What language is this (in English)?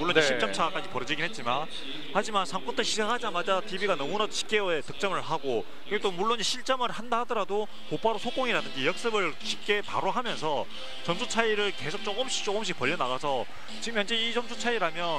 Korean